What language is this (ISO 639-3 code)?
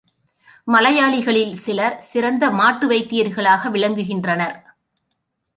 tam